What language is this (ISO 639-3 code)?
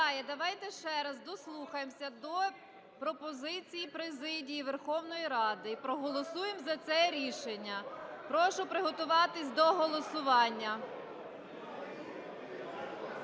ukr